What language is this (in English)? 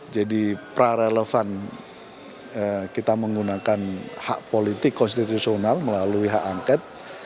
Indonesian